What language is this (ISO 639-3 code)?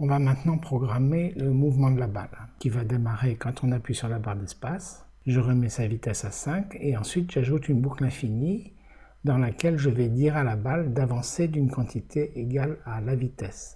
fra